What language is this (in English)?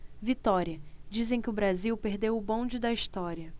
Portuguese